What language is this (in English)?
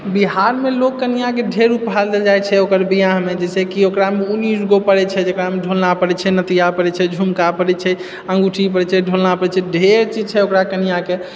Maithili